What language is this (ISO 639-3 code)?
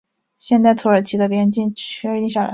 zho